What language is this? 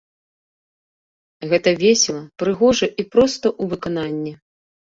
Belarusian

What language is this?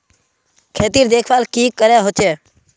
Magahi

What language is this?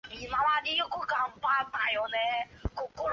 Chinese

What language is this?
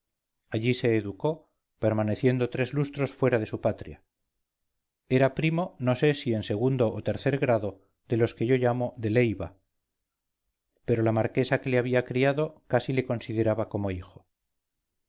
Spanish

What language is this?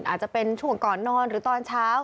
Thai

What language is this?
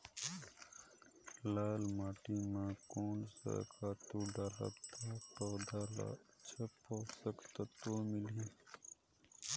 Chhattisgarhi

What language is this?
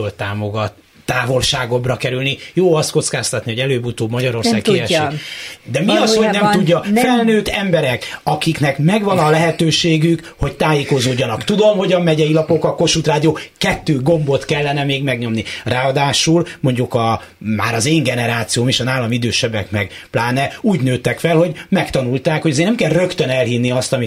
Hungarian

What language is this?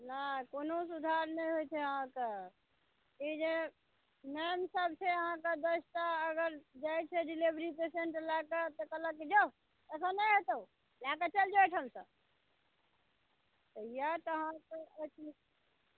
Maithili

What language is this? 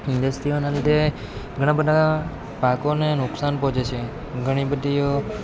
Gujarati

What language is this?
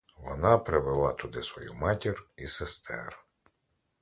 Ukrainian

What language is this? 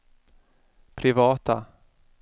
Swedish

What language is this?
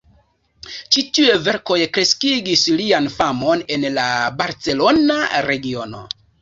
Esperanto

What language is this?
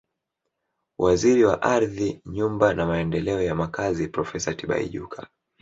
Swahili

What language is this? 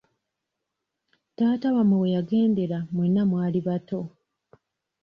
Ganda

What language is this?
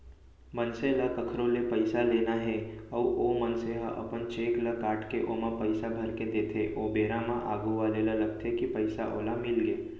Chhattisgarhi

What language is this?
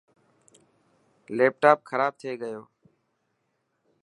Dhatki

